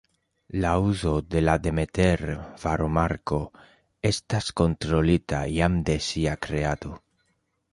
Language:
Esperanto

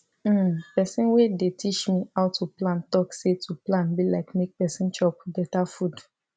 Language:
Nigerian Pidgin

